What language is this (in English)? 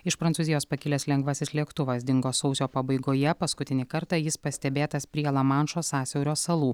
Lithuanian